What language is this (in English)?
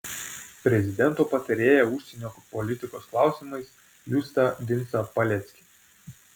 Lithuanian